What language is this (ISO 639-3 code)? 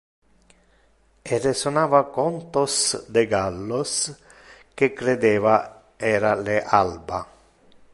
ina